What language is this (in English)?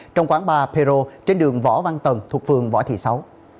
Vietnamese